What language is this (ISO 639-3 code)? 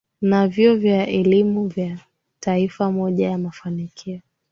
swa